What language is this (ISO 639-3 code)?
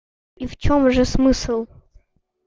rus